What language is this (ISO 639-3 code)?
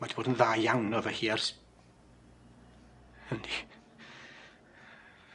cym